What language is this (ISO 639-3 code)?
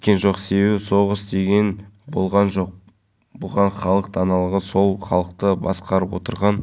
kaz